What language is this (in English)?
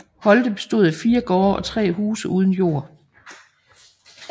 Danish